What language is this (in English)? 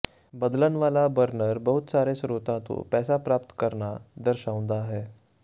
Punjabi